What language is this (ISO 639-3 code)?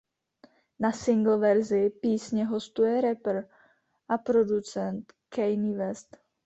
ces